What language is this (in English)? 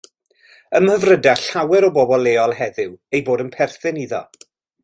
Welsh